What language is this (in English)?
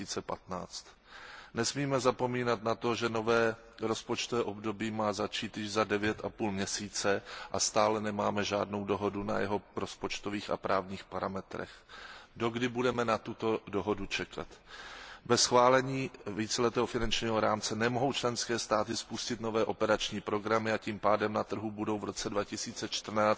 Czech